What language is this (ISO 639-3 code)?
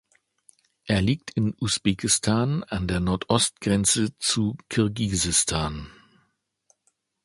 deu